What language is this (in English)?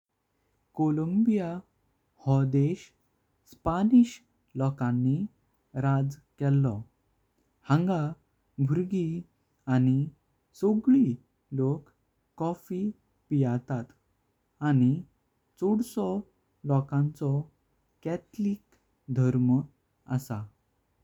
Konkani